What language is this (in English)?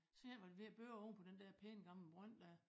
Danish